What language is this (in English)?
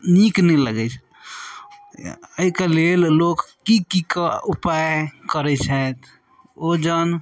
Maithili